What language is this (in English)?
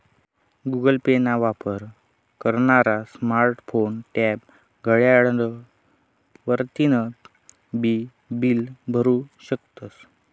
Marathi